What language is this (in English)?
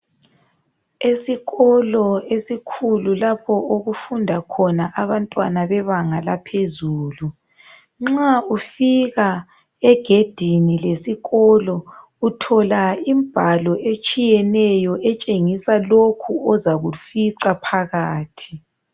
North Ndebele